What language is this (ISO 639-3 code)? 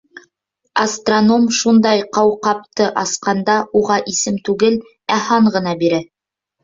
bak